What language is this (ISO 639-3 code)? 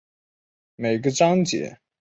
zho